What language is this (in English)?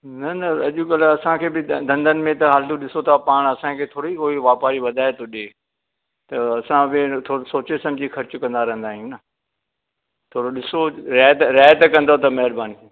Sindhi